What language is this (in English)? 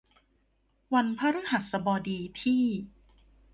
Thai